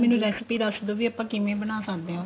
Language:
Punjabi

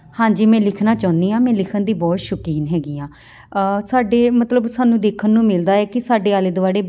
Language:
Punjabi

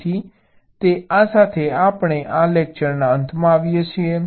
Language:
Gujarati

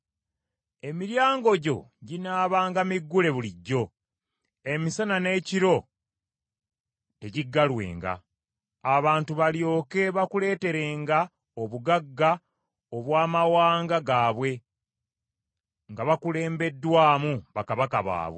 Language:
Ganda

